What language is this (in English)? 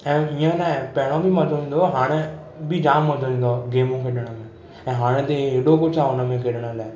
Sindhi